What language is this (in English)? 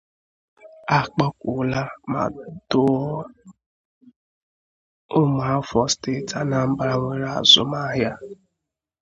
Igbo